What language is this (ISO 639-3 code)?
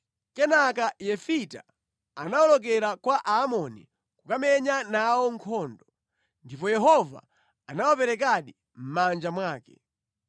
nya